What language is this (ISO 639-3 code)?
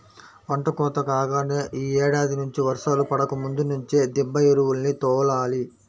tel